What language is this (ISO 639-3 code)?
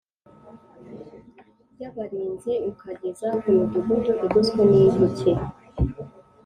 kin